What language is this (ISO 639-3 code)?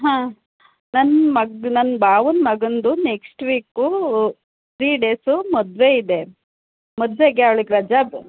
kan